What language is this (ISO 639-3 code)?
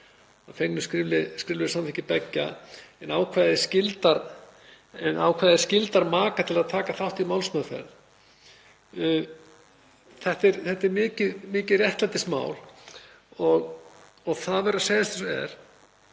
isl